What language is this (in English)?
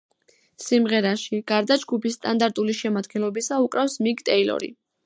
Georgian